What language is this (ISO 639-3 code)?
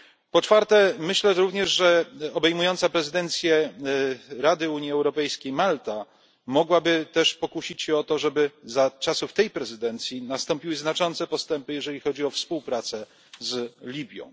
pol